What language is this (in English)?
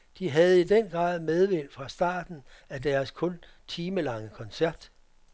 Danish